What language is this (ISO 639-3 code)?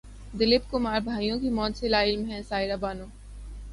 urd